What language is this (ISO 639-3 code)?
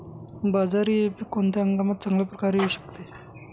mar